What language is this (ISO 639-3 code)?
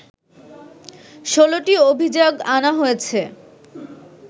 ben